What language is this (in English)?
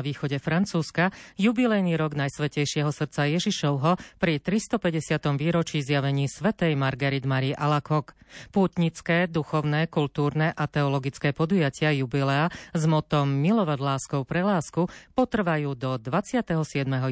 Slovak